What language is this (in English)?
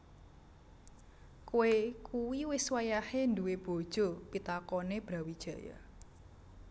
Javanese